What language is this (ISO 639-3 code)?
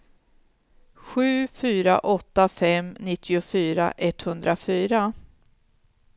swe